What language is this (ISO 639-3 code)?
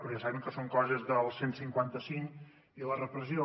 cat